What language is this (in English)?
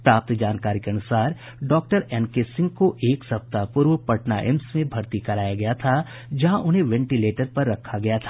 Hindi